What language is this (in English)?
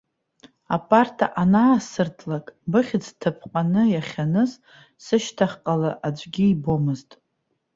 Abkhazian